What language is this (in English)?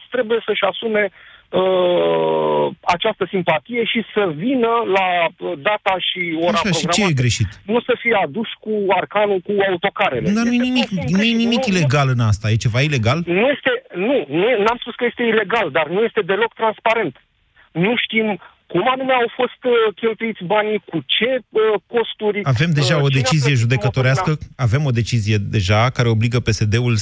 Romanian